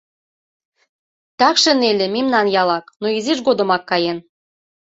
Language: Mari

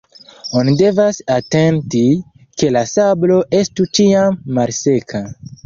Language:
Esperanto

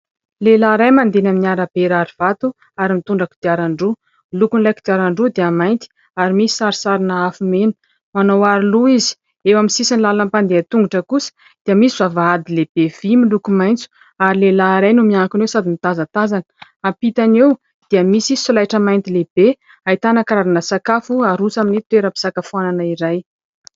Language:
Malagasy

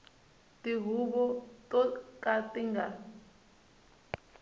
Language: Tsonga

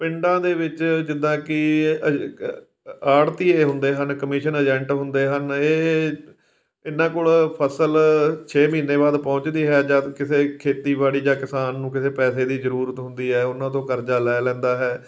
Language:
Punjabi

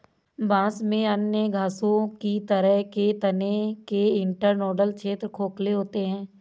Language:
Hindi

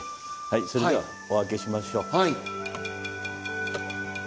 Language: Japanese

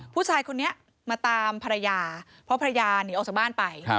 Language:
Thai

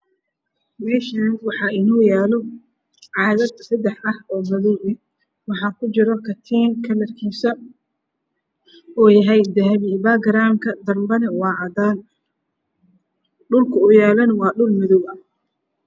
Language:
Somali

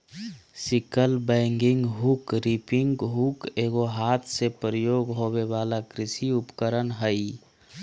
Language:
Magahi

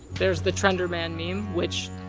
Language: English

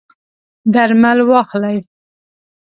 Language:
Pashto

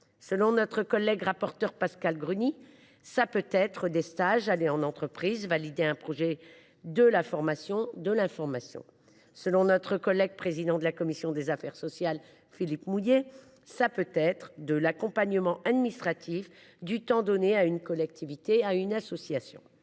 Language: French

